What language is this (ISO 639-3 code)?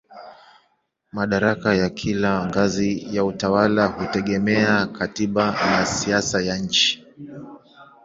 swa